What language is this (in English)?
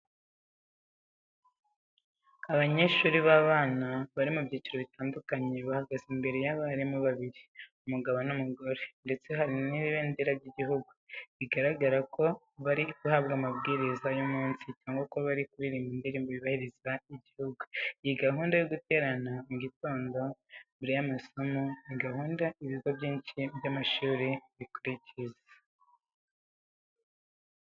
Kinyarwanda